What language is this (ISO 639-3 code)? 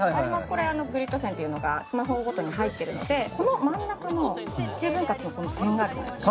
jpn